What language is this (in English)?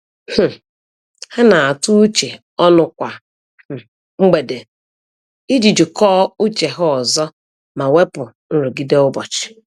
Igbo